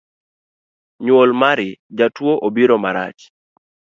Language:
Luo (Kenya and Tanzania)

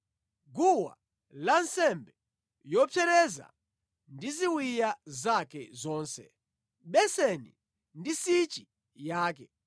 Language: Nyanja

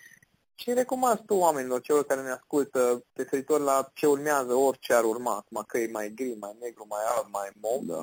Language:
Romanian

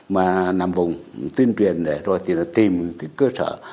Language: Vietnamese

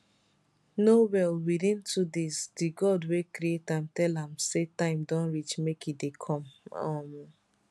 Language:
Nigerian Pidgin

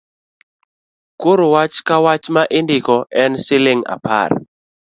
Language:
Luo (Kenya and Tanzania)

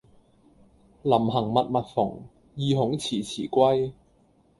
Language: Cantonese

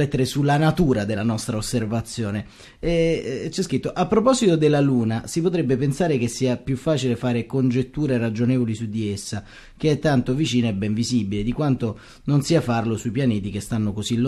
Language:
Italian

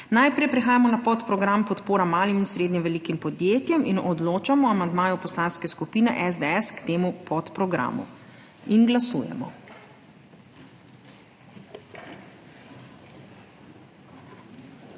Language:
Slovenian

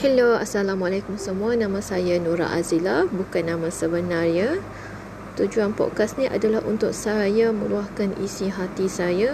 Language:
Malay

